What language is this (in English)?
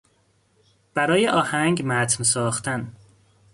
Persian